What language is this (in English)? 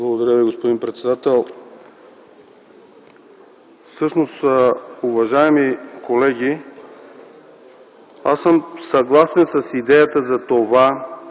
Bulgarian